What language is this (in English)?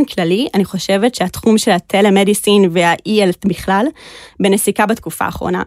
Hebrew